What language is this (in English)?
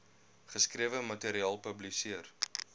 Afrikaans